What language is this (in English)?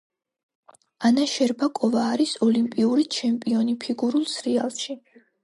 Georgian